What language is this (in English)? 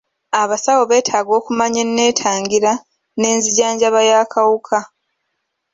Ganda